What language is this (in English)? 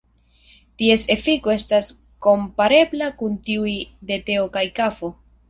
Esperanto